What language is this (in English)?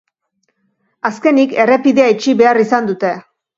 Basque